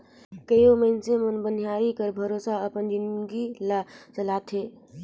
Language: Chhattisgarhi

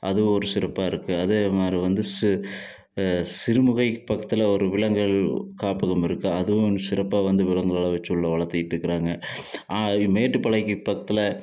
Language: Tamil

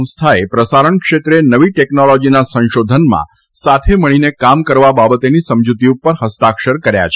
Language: Gujarati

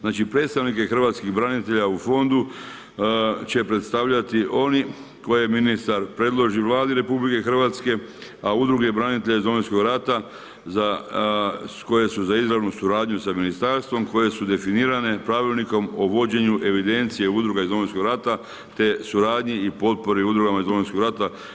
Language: Croatian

